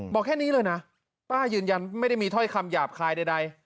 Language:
Thai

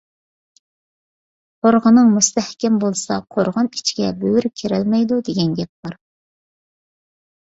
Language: Uyghur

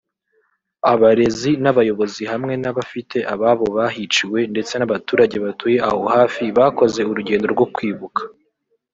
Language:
Kinyarwanda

